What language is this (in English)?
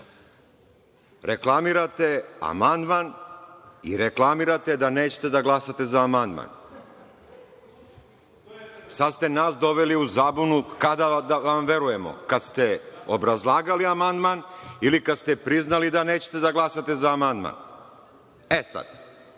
Serbian